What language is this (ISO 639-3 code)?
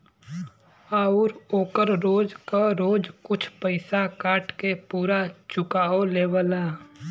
bho